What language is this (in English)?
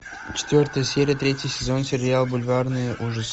Russian